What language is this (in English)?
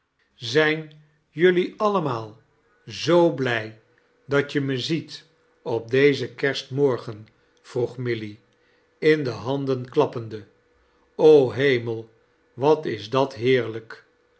Dutch